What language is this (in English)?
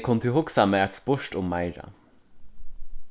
Faroese